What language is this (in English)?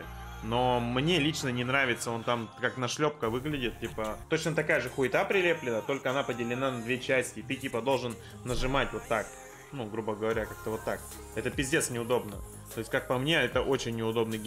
Russian